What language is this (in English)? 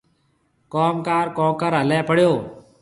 Marwari (Pakistan)